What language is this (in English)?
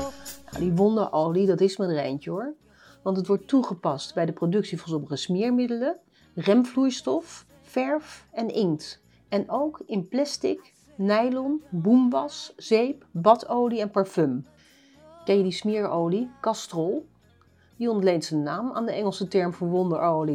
Dutch